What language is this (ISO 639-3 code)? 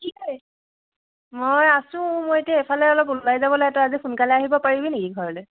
asm